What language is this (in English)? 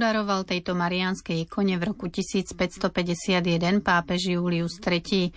Slovak